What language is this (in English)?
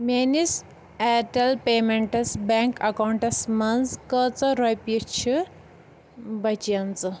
Kashmiri